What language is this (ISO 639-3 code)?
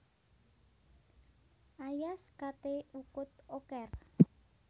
jav